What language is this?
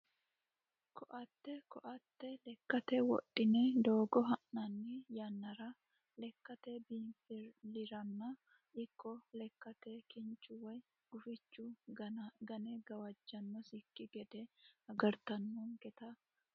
Sidamo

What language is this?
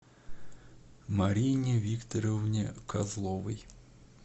Russian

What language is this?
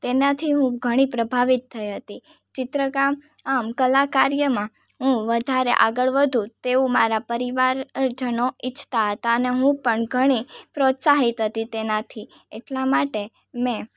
Gujarati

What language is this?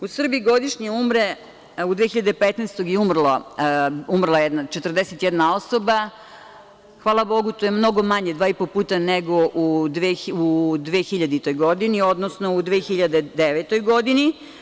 Serbian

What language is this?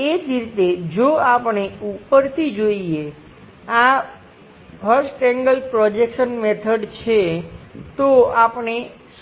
Gujarati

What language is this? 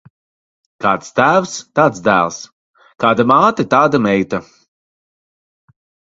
Latvian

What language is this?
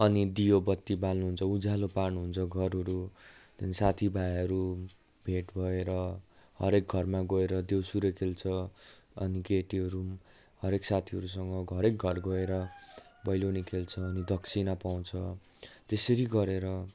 Nepali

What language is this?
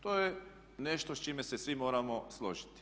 Croatian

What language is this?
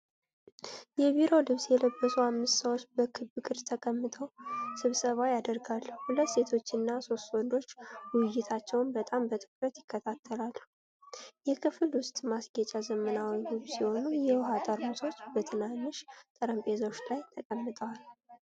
Amharic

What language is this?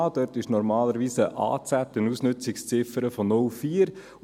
Swiss German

